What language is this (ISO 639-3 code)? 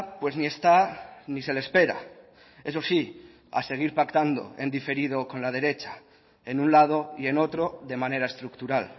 spa